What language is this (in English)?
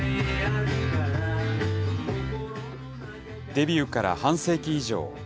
Japanese